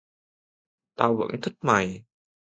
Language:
Vietnamese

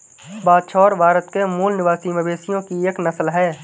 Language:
Hindi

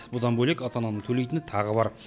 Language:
Kazakh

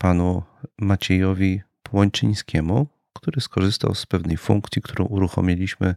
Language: Polish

